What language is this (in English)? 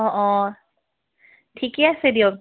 Assamese